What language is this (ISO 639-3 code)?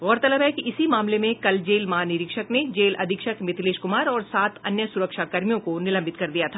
hin